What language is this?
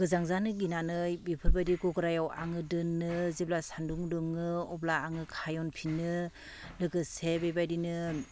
Bodo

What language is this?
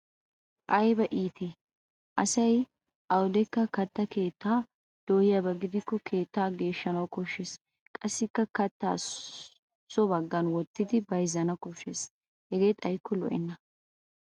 Wolaytta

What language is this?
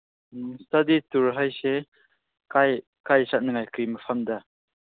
Manipuri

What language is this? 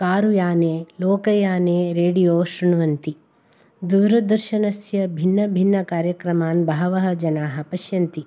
Sanskrit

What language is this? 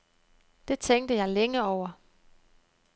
Danish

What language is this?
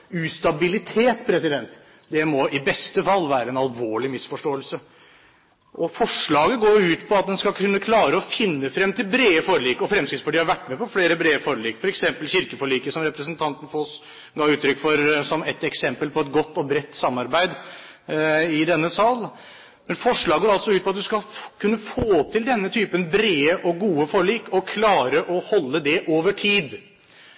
Norwegian Bokmål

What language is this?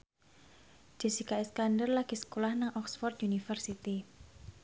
Javanese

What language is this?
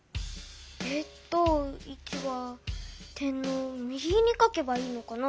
Japanese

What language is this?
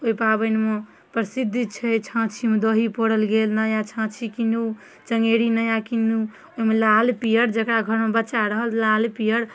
Maithili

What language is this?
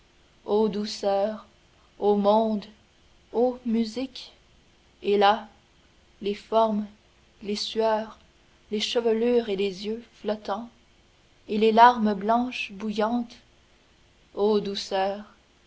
French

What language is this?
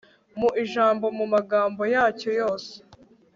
Kinyarwanda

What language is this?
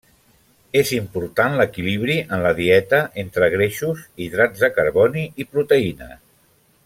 Catalan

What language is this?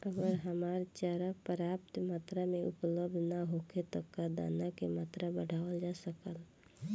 Bhojpuri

